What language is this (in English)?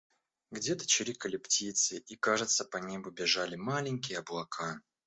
Russian